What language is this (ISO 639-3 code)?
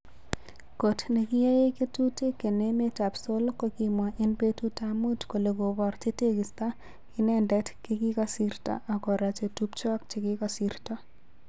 kln